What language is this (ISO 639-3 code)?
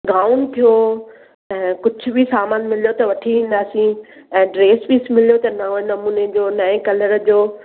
snd